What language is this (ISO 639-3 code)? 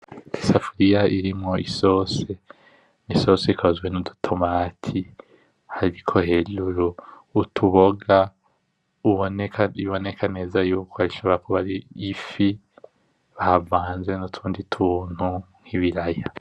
run